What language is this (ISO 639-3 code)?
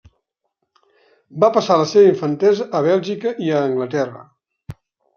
cat